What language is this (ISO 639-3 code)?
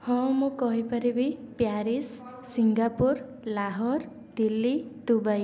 ori